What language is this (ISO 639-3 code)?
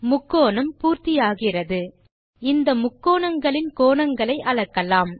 tam